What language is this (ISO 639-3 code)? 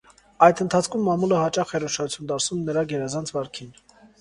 hye